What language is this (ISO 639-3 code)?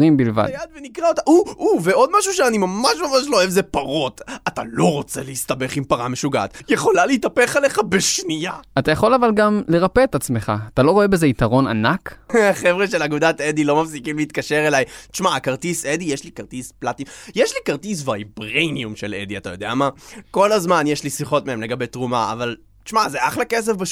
heb